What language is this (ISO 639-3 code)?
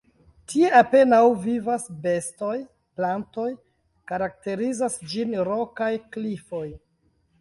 epo